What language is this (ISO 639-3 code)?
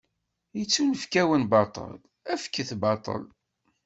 kab